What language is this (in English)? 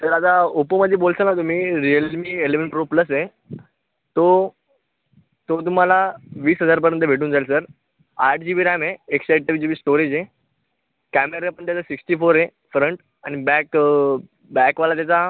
Marathi